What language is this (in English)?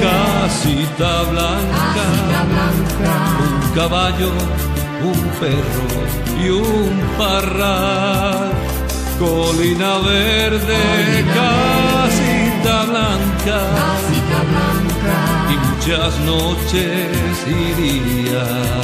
Romanian